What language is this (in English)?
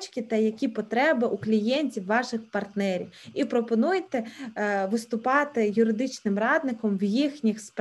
Ukrainian